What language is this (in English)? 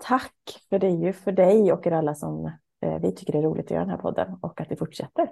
Swedish